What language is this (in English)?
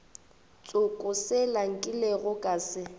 Northern Sotho